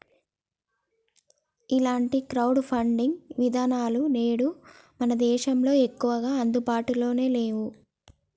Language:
Telugu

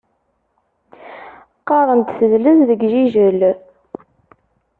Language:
Kabyle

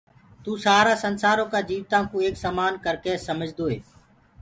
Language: Gurgula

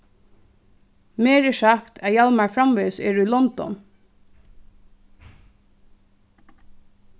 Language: Faroese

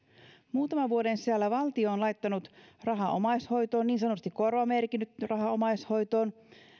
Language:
Finnish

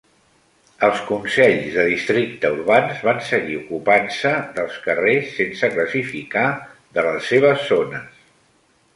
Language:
Catalan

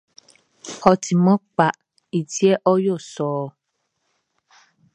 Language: Baoulé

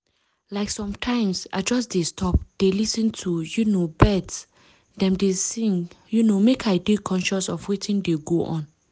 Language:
Nigerian Pidgin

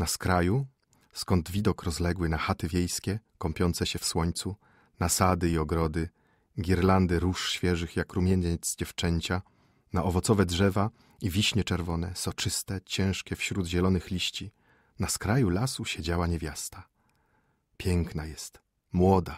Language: Polish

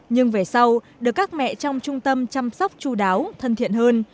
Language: Vietnamese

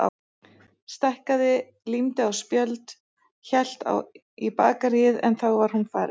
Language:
Icelandic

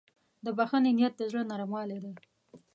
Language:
Pashto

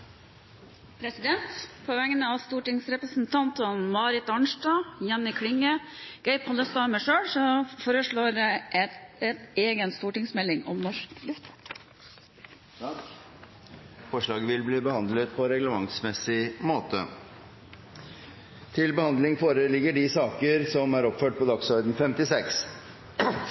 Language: Norwegian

